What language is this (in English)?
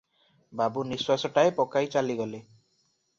Odia